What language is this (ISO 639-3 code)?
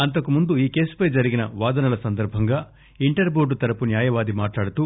tel